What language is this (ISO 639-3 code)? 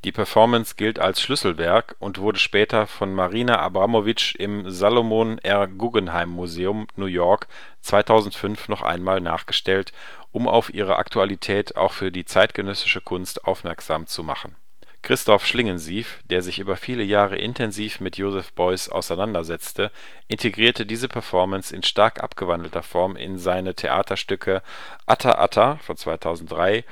deu